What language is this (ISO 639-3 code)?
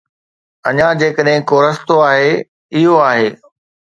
snd